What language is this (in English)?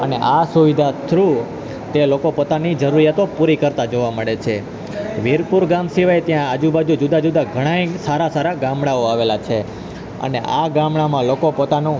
Gujarati